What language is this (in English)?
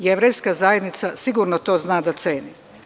Serbian